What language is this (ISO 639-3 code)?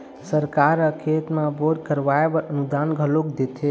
hne